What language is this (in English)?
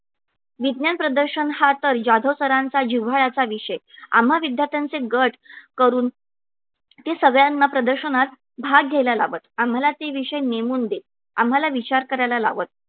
Marathi